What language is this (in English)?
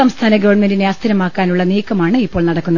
Malayalam